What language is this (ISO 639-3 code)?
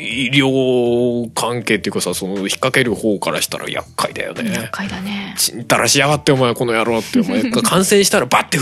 jpn